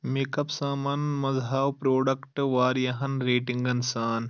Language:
Kashmiri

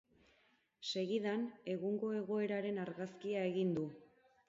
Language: Basque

